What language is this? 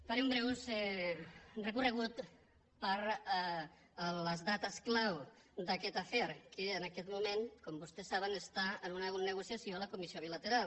Catalan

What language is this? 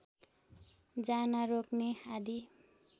Nepali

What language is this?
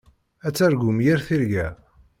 Kabyle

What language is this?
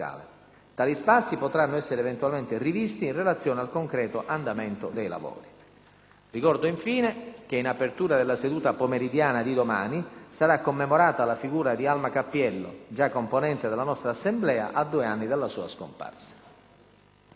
Italian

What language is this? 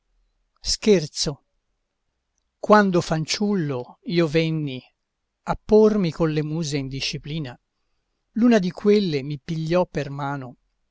Italian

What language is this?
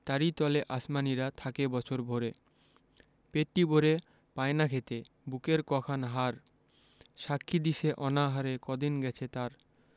Bangla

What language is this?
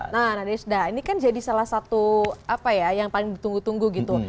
Indonesian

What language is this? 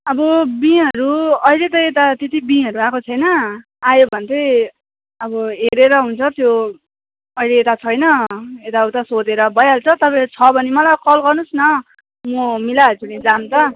Nepali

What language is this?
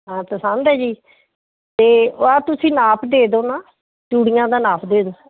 Punjabi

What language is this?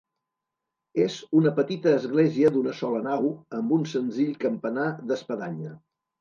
Catalan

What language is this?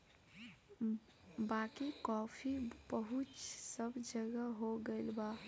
Bhojpuri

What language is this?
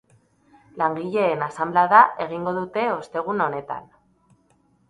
Basque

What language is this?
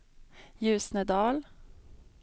Swedish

